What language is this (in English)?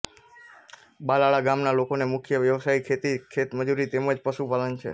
Gujarati